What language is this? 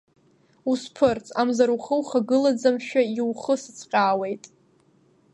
Abkhazian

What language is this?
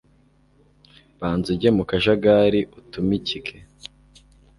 Kinyarwanda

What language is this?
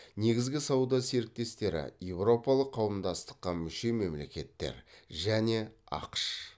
Kazakh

